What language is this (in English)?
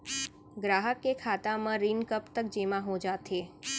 Chhattisgarhi